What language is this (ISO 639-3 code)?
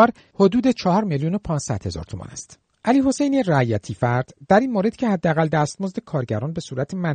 fas